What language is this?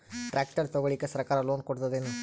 Kannada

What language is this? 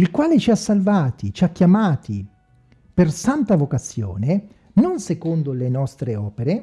Italian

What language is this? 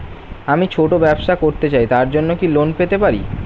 Bangla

